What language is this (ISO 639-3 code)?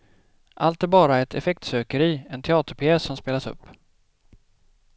swe